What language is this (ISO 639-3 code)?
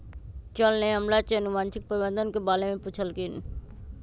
mag